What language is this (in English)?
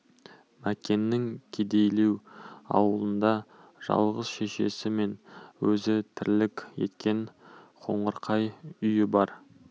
Kazakh